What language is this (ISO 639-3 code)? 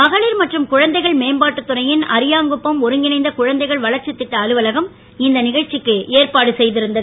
tam